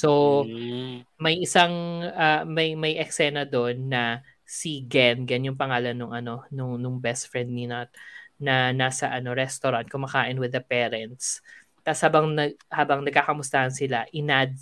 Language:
Filipino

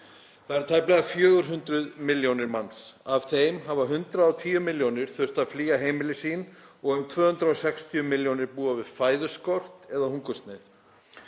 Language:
Icelandic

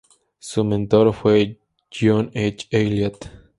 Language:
Spanish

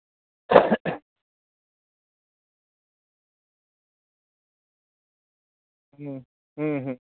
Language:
Santali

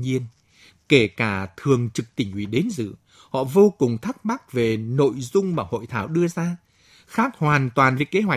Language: Vietnamese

